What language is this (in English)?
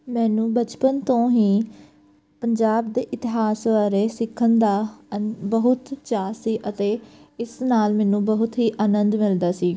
Punjabi